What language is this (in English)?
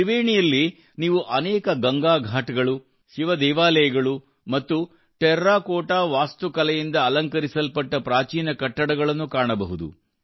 Kannada